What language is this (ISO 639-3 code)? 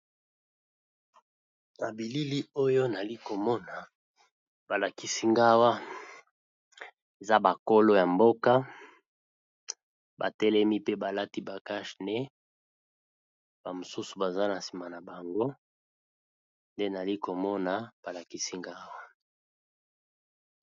lin